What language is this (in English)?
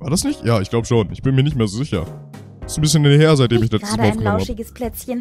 German